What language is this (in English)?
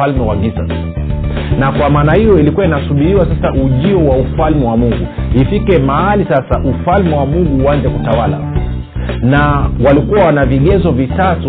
Swahili